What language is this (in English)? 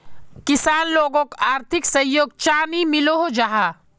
Magahi